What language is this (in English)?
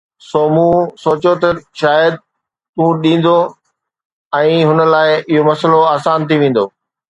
Sindhi